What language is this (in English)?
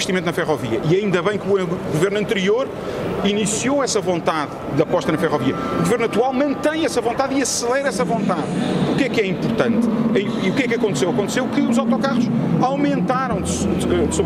Portuguese